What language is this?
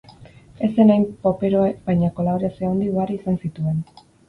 Basque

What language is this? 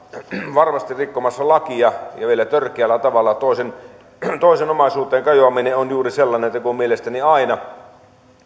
Finnish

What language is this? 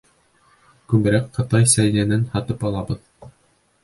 Bashkir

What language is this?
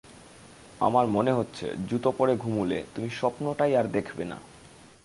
Bangla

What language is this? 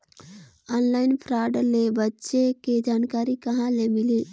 Chhattisgarhi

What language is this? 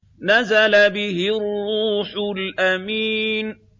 Arabic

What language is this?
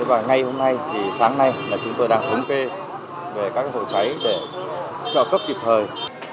Vietnamese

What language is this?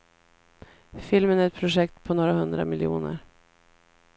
Swedish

